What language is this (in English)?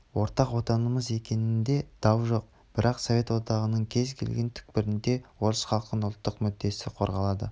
Kazakh